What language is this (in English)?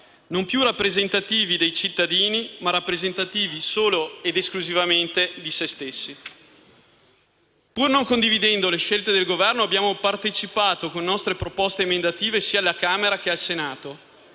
Italian